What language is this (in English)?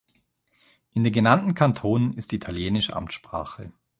German